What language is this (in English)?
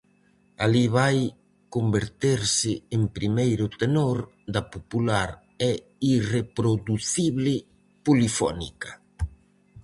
Galician